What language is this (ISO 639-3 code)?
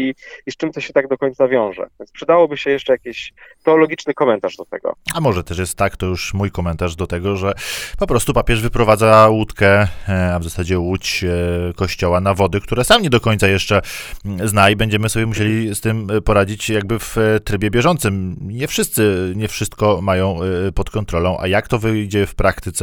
pol